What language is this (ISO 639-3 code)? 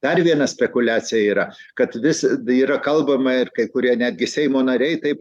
lit